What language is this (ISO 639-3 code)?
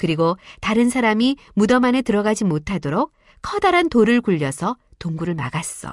kor